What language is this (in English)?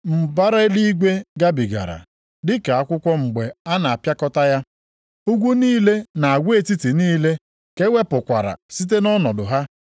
Igbo